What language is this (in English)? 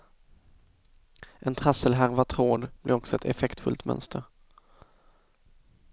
Swedish